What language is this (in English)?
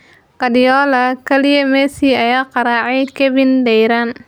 Somali